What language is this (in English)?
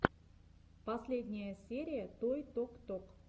Russian